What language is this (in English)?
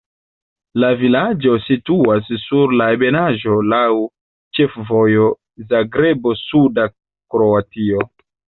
Esperanto